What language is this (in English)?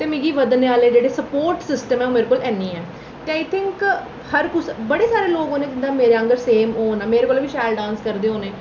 Dogri